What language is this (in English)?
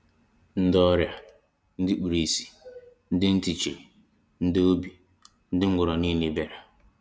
Igbo